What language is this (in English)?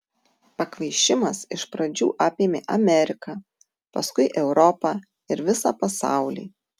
Lithuanian